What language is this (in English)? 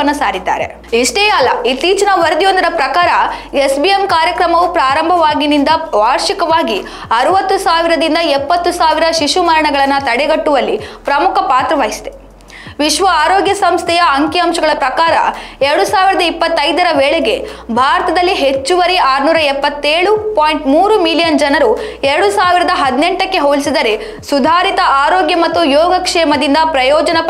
Kannada